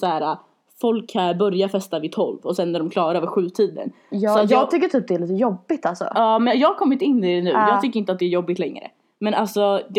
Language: Swedish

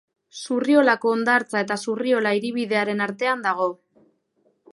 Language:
Basque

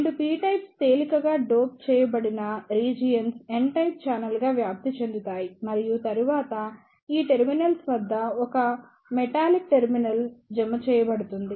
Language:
Telugu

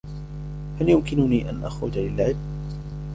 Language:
Arabic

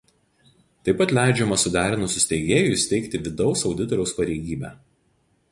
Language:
Lithuanian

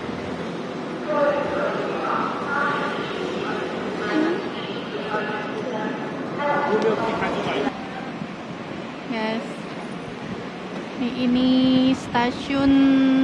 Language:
Indonesian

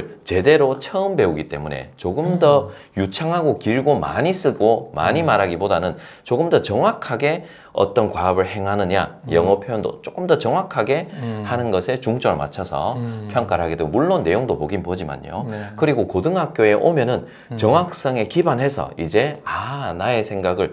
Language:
Korean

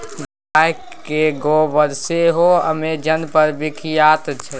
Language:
Maithili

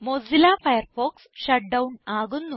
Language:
Malayalam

